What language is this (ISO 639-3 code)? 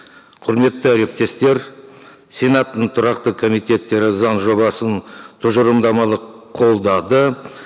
kaz